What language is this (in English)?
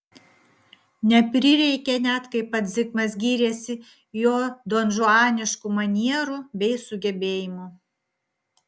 Lithuanian